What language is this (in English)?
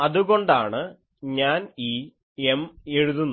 Malayalam